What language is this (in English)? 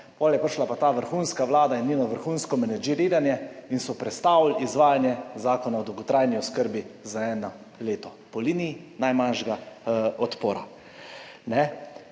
Slovenian